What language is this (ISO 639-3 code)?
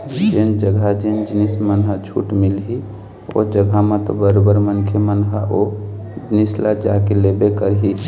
hne